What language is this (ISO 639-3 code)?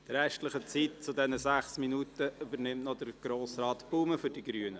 gsw